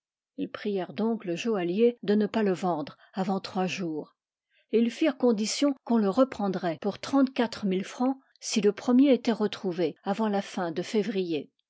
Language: French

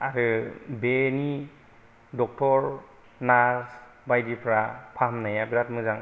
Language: Bodo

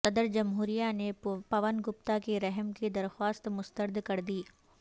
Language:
Urdu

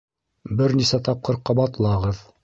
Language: Bashkir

